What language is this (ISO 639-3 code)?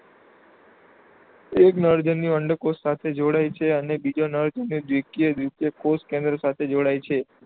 guj